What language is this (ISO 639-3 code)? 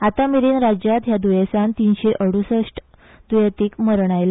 kok